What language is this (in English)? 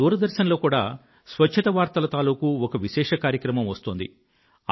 Telugu